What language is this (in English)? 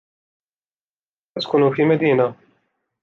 Arabic